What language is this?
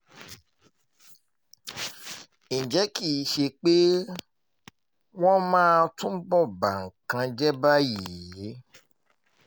Yoruba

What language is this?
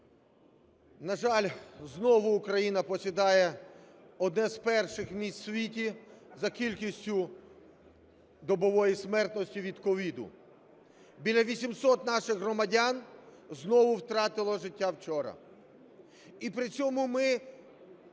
Ukrainian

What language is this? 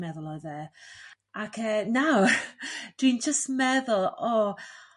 Welsh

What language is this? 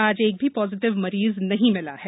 Hindi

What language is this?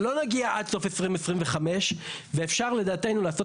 Hebrew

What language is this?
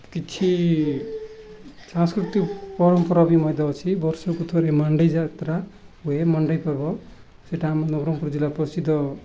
Odia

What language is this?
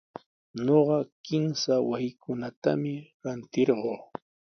Sihuas Ancash Quechua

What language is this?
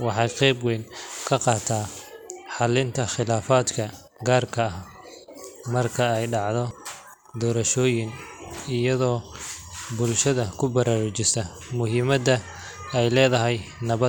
Somali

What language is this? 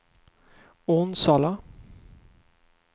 Swedish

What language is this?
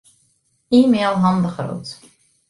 Western Frisian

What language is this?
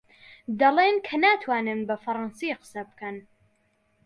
Central Kurdish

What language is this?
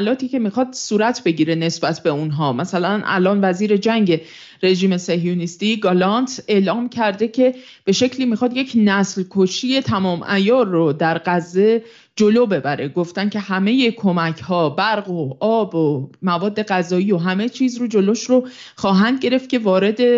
Persian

